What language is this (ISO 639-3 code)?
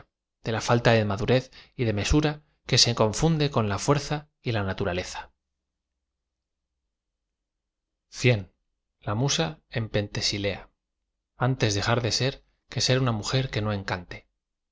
spa